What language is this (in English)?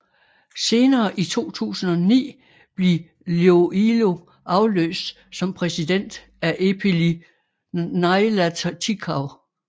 Danish